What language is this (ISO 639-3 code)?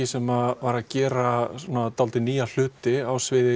isl